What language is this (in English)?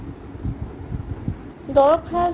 Assamese